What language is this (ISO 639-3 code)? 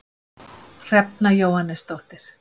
isl